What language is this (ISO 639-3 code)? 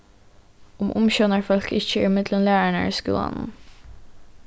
fao